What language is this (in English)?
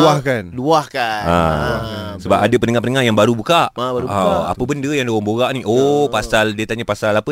Malay